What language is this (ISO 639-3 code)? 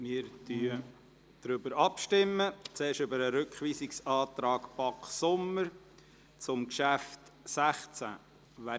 gsw